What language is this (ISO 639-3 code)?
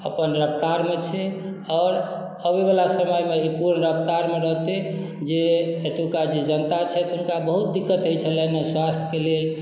mai